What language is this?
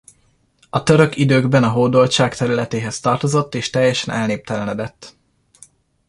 Hungarian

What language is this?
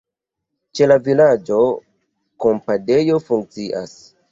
Esperanto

